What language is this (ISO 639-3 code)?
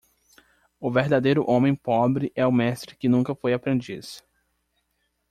por